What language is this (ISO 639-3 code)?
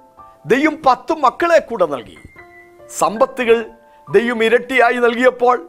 mal